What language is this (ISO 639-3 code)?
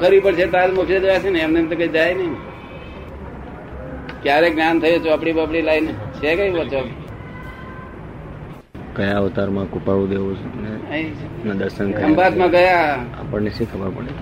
guj